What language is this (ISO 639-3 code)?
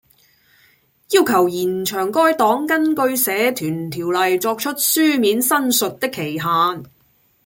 yue